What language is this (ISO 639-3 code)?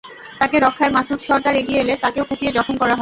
ben